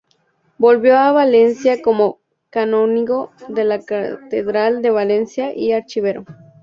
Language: Spanish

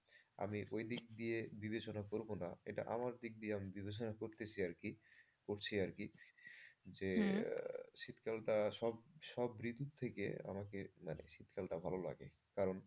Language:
Bangla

